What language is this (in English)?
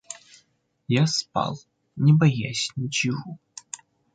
Russian